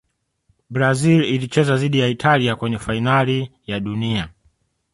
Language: Swahili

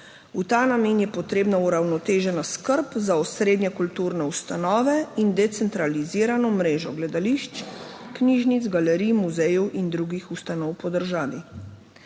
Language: Slovenian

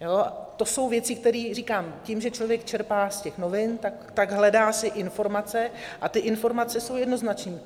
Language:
Czech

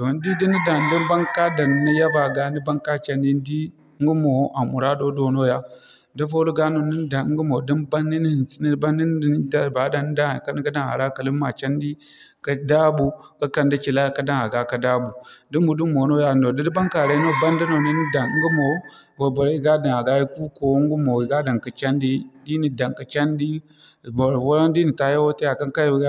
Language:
Zarma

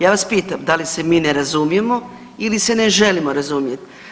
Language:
Croatian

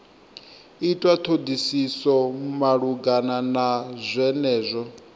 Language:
Venda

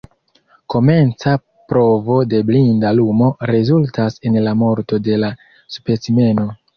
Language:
Esperanto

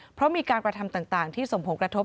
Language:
Thai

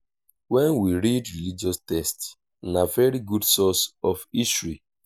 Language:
Nigerian Pidgin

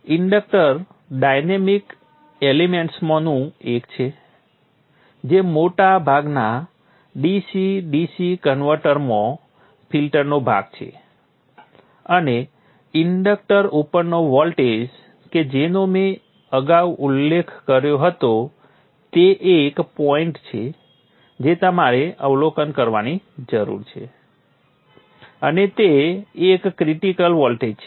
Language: Gujarati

